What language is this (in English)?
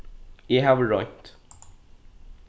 Faroese